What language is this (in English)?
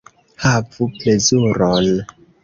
Esperanto